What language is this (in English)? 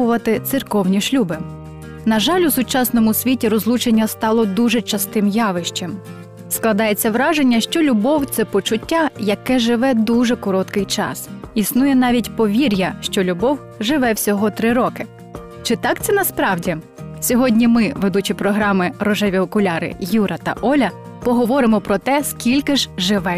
Ukrainian